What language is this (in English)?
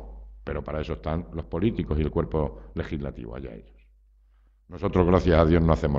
Spanish